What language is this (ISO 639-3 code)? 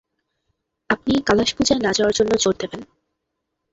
ben